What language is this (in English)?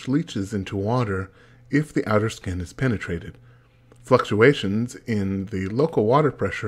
English